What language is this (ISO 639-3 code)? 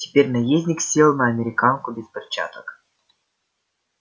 rus